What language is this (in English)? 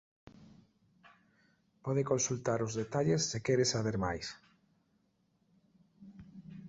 Galician